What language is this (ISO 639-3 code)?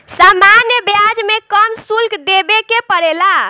bho